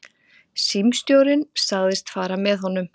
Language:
Icelandic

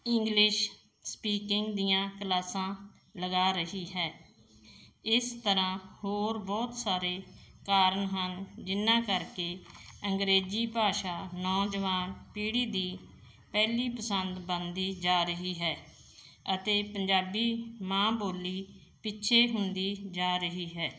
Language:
Punjabi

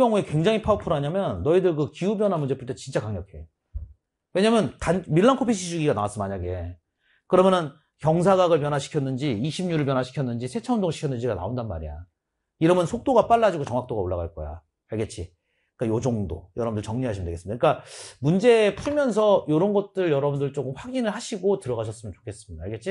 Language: Korean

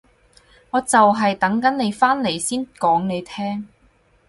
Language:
Cantonese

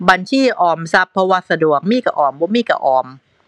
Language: Thai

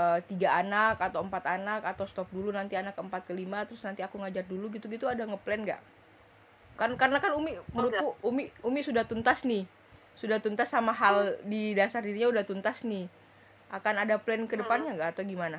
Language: Indonesian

